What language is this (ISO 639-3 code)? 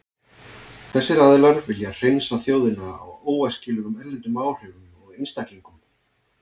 isl